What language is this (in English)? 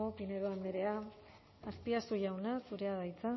Basque